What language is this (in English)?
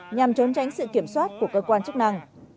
Vietnamese